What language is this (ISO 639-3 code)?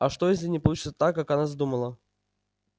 rus